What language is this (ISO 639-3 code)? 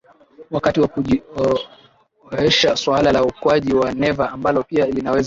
swa